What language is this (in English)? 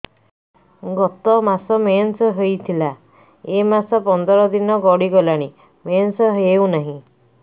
Odia